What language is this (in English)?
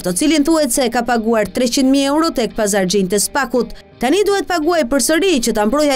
Romanian